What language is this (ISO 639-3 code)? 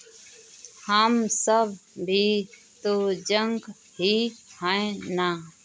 hin